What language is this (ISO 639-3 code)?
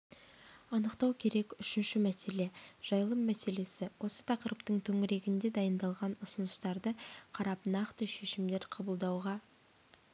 kaz